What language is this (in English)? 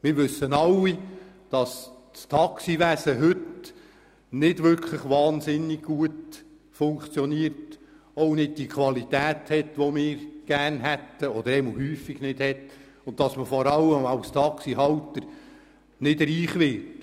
Swiss German